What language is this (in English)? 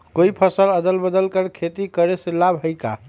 Magahi